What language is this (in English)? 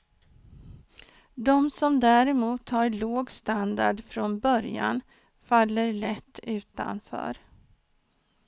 Swedish